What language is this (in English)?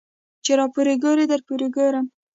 Pashto